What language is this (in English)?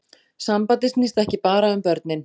Icelandic